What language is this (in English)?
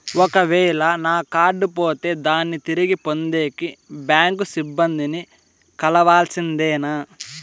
Telugu